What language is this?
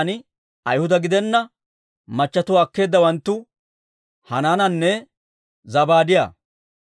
Dawro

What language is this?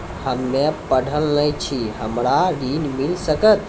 Maithili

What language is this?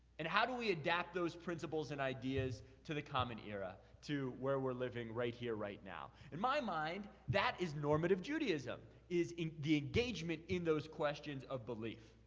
English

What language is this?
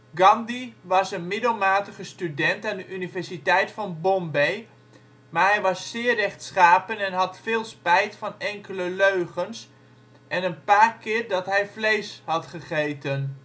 Dutch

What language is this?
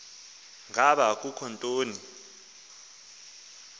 Xhosa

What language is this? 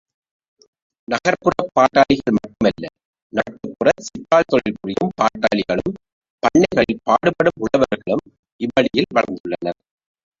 Tamil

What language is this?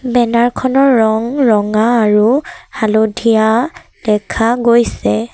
Assamese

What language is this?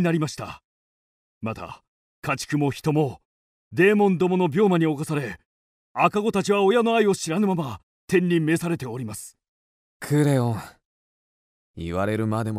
Japanese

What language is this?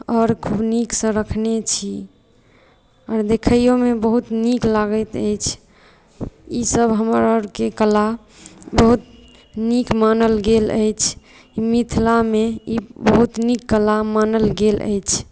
Maithili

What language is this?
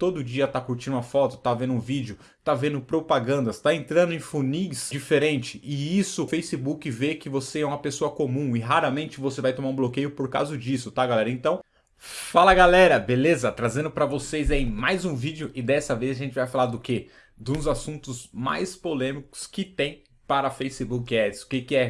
Portuguese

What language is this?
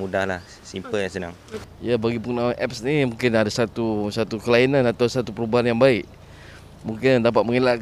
Malay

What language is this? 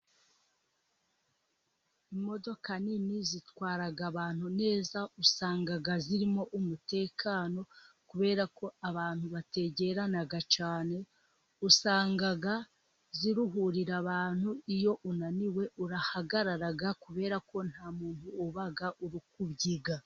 Kinyarwanda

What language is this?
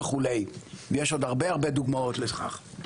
Hebrew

